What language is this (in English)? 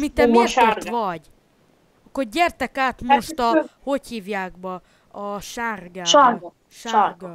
Hungarian